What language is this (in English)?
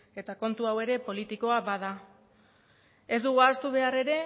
Basque